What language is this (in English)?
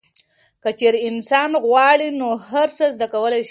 Pashto